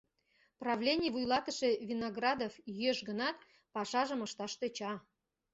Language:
Mari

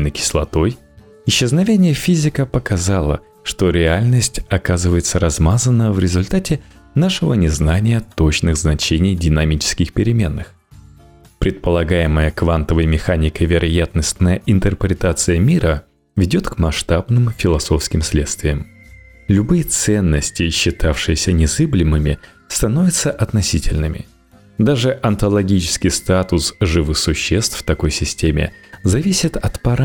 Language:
Russian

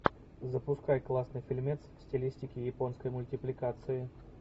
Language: Russian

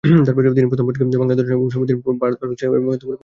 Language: Bangla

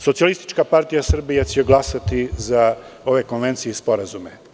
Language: Serbian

